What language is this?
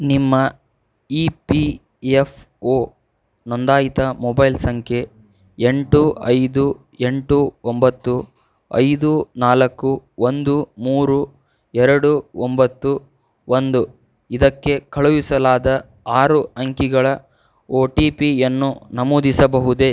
Kannada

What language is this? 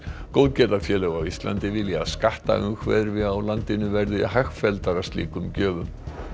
Icelandic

